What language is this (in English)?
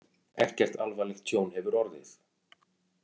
Icelandic